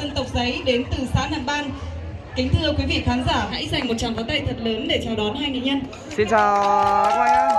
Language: Vietnamese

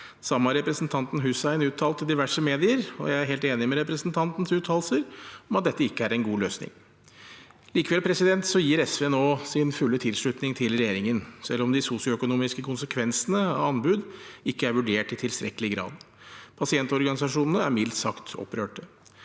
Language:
Norwegian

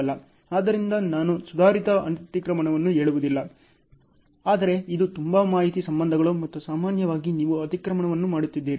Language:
Kannada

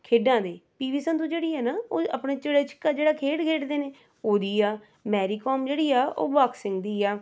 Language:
Punjabi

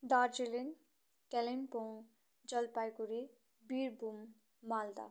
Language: Nepali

